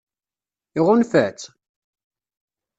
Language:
Kabyle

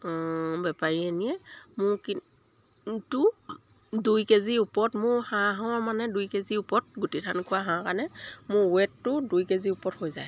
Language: Assamese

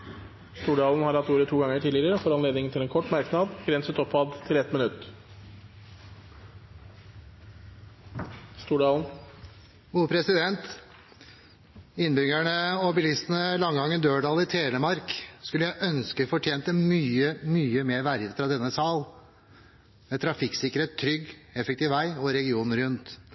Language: Norwegian Bokmål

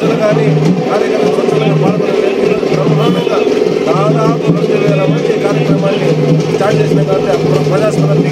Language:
Romanian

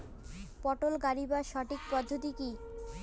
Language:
Bangla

